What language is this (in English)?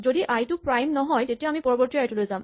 Assamese